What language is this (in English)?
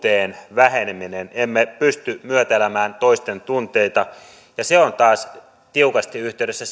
Finnish